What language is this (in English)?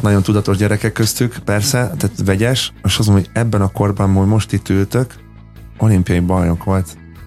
Hungarian